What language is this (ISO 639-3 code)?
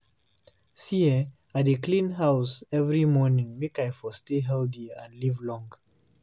pcm